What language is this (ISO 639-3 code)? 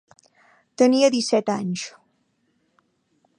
cat